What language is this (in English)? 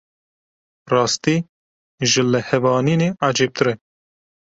Kurdish